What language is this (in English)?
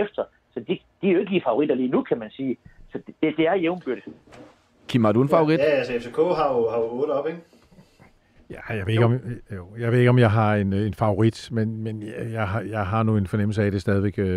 Danish